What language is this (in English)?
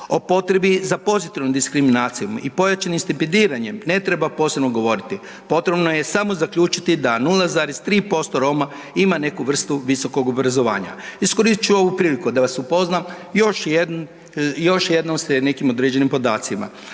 Croatian